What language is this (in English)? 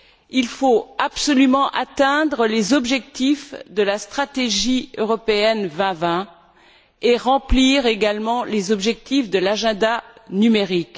French